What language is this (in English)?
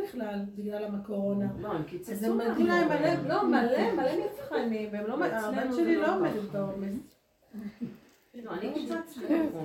Hebrew